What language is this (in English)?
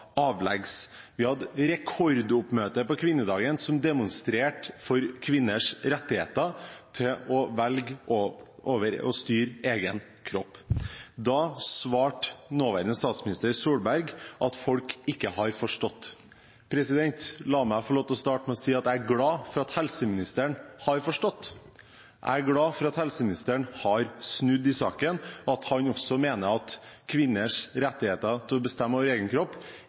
Norwegian Bokmål